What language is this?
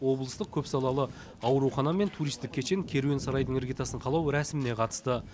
Kazakh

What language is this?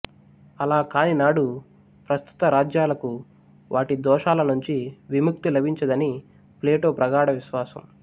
Telugu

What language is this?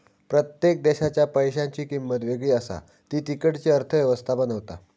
Marathi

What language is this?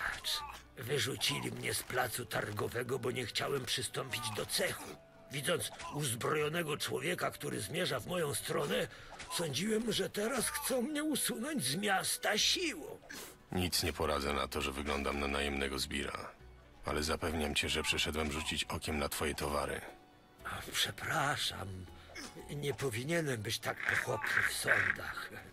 Polish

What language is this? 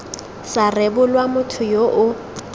Tswana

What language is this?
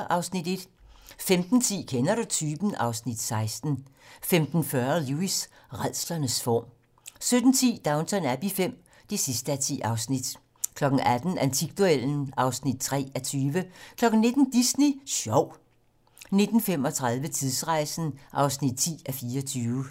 Danish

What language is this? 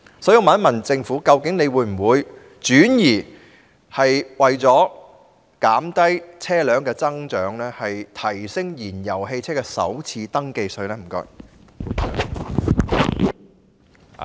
Cantonese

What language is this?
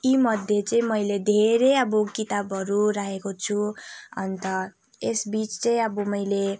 Nepali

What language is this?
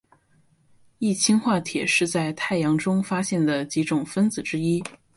Chinese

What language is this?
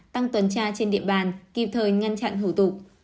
Vietnamese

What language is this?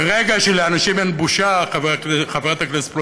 Hebrew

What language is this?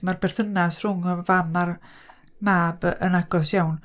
Welsh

